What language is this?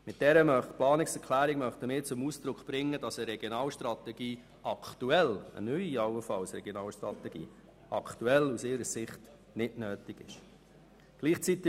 Swiss German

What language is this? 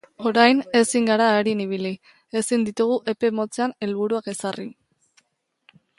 Basque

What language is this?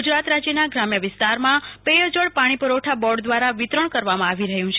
Gujarati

